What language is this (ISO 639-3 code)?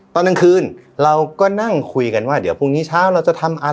tha